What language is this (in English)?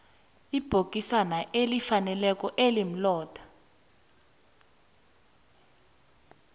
South Ndebele